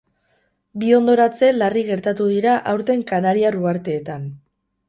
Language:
Basque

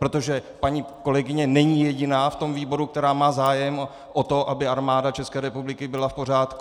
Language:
Czech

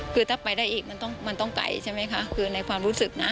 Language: Thai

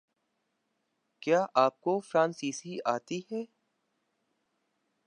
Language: Urdu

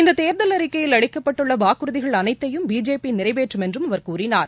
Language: Tamil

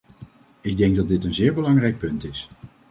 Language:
Dutch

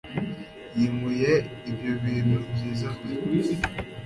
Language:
Kinyarwanda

